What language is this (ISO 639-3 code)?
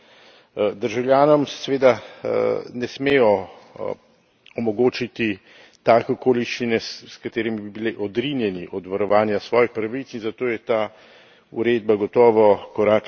slv